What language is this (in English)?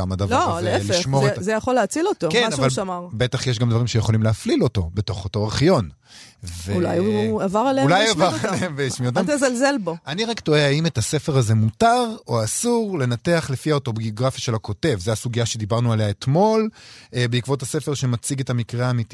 Hebrew